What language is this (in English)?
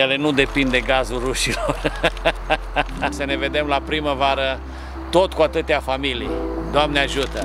Romanian